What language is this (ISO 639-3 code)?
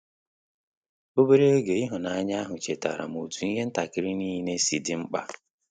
ibo